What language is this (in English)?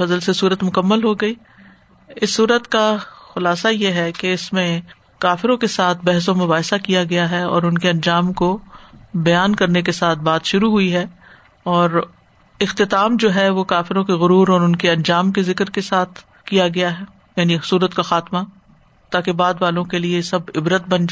Urdu